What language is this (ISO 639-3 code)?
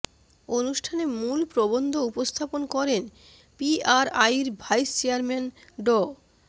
ben